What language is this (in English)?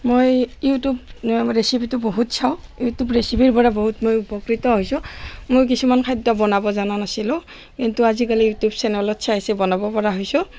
Assamese